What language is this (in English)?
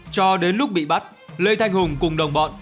Vietnamese